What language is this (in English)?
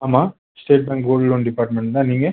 Tamil